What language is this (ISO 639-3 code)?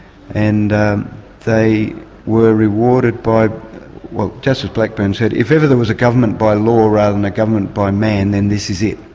eng